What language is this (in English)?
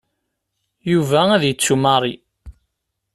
Kabyle